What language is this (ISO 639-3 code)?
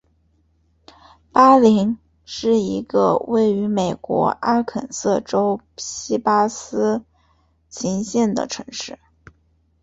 zho